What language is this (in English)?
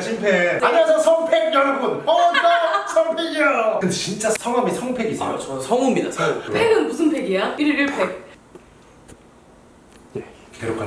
Korean